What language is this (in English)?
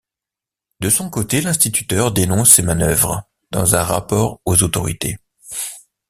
French